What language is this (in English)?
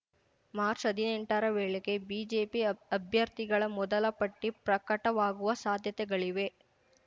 Kannada